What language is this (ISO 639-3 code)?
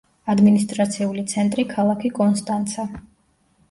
kat